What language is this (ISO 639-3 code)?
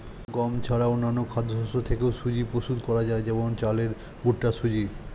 ben